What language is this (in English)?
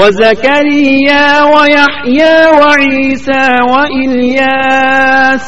Urdu